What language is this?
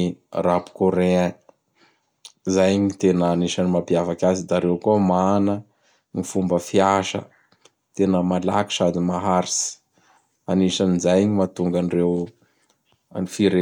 Bara Malagasy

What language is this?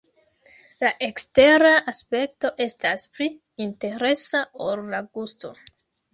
Esperanto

